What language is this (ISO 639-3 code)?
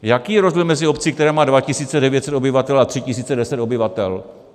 ces